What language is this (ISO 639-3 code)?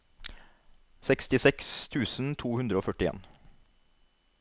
nor